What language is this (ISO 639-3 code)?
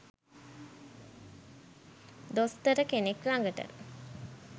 sin